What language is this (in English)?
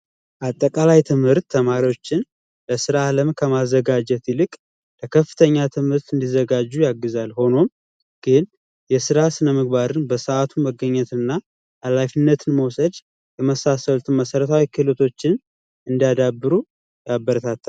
Amharic